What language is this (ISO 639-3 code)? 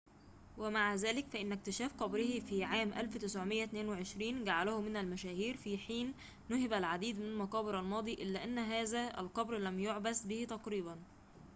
ara